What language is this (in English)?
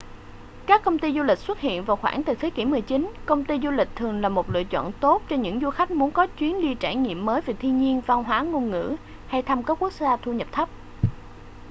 Vietnamese